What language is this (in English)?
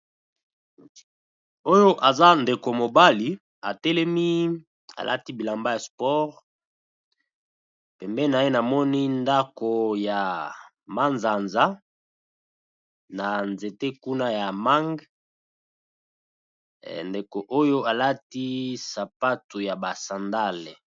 Lingala